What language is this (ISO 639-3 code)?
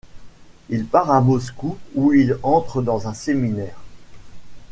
fra